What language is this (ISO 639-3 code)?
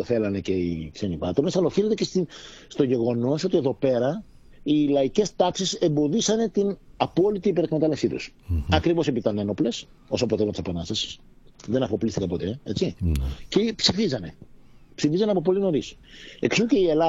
ell